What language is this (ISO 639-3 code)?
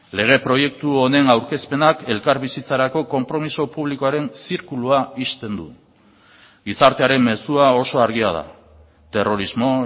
eus